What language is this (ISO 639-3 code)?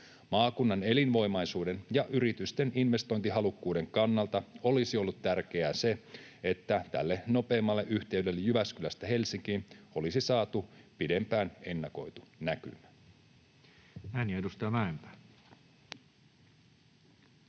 fin